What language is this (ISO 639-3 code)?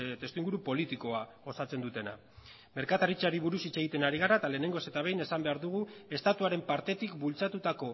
eus